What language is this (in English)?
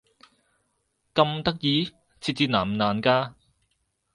Cantonese